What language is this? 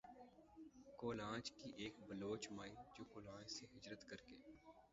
Urdu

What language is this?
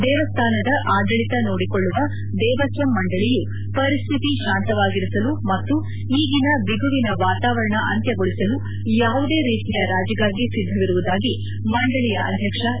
Kannada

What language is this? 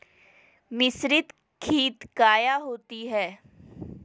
Magahi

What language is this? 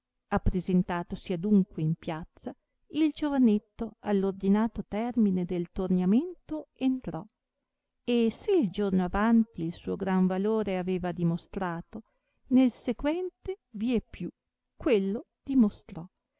Italian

